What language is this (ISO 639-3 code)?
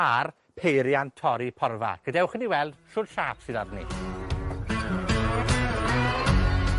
cym